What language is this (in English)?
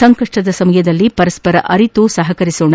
Kannada